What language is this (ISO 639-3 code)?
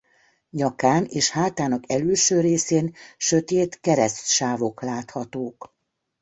hun